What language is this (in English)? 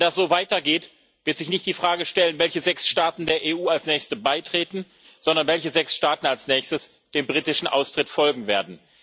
German